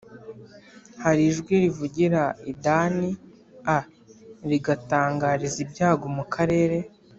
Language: Kinyarwanda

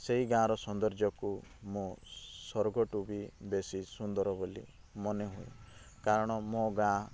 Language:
Odia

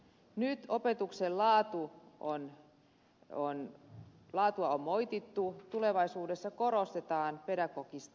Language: Finnish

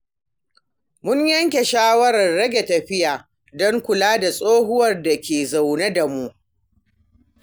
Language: Hausa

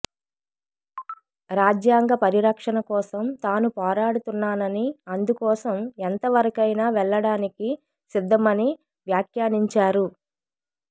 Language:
Telugu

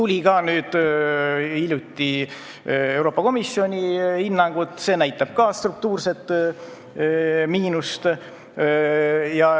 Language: Estonian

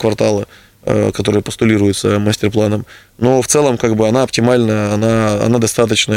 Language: Russian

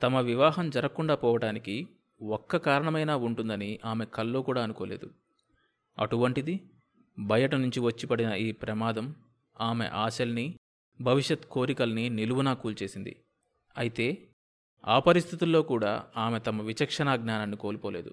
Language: Telugu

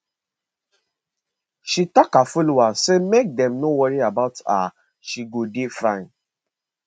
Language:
Nigerian Pidgin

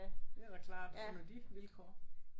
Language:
Danish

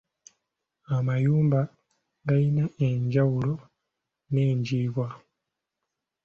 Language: Ganda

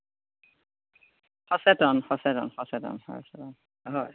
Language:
Assamese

